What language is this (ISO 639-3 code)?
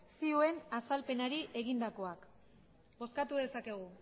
eus